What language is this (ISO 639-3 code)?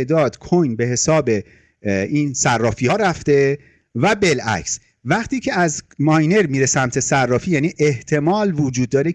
fas